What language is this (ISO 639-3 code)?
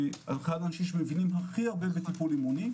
heb